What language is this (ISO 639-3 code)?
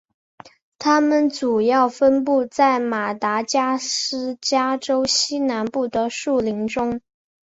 zho